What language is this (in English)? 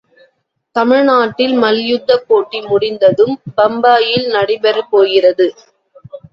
Tamil